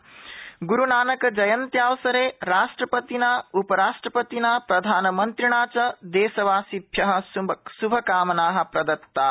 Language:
Sanskrit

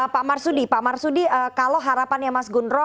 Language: Indonesian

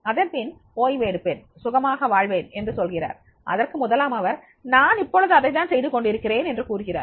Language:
Tamil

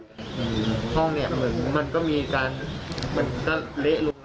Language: Thai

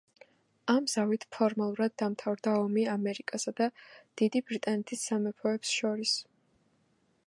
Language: Georgian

